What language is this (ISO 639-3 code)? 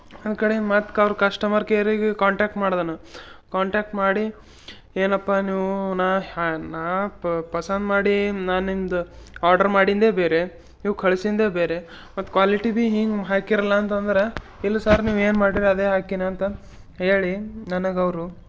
kan